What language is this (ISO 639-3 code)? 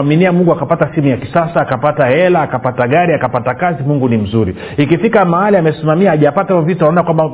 swa